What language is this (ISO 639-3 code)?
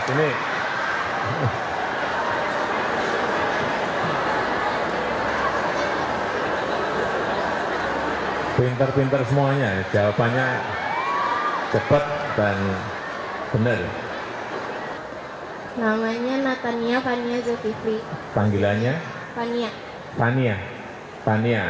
ind